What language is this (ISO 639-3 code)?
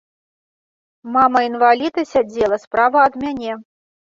bel